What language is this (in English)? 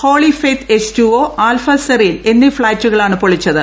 Malayalam